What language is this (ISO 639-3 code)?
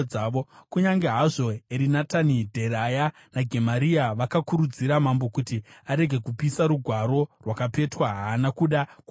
sna